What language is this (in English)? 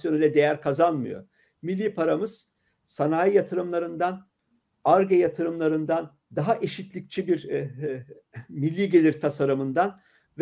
Turkish